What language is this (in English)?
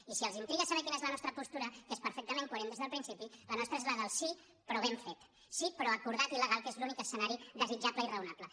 Catalan